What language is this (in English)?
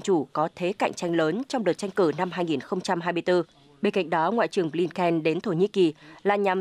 Vietnamese